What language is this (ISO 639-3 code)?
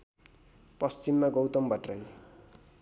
nep